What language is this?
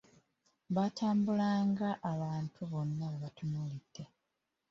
Ganda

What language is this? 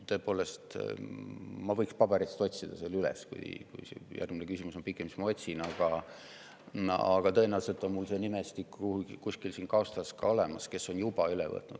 Estonian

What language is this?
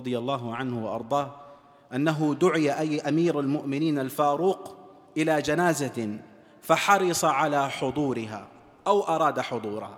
Arabic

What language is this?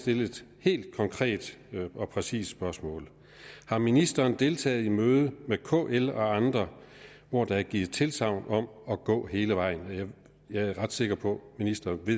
Danish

